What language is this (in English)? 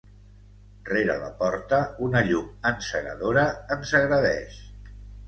Catalan